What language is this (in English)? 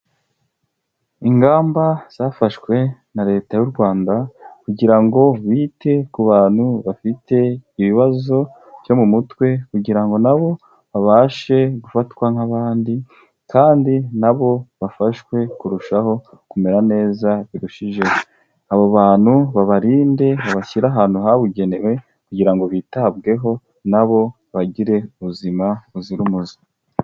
Kinyarwanda